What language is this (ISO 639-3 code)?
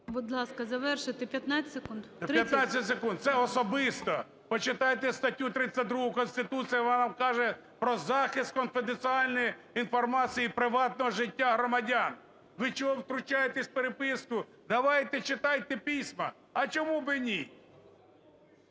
ukr